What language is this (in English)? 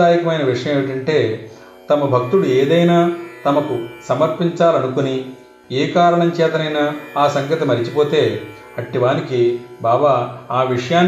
Telugu